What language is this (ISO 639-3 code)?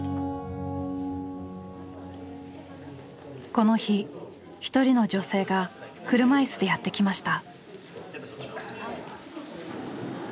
jpn